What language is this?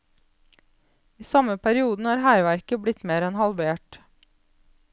Norwegian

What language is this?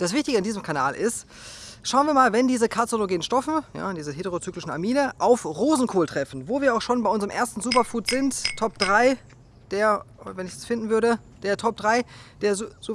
German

